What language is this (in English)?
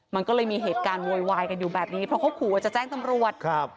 Thai